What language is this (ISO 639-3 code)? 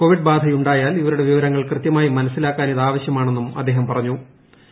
mal